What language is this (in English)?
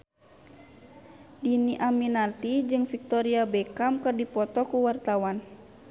Sundanese